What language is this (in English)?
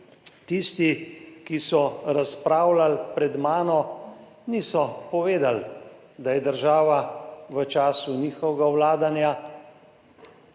Slovenian